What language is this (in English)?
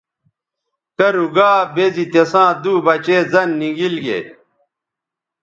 Bateri